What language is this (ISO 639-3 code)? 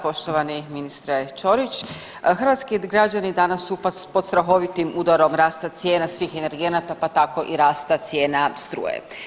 hrv